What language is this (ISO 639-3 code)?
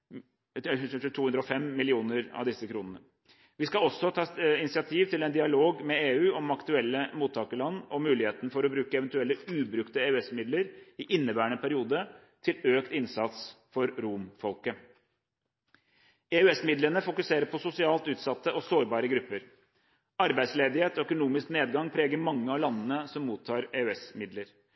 nob